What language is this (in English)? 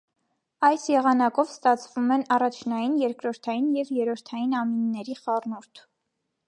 Armenian